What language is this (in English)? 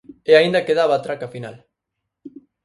Galician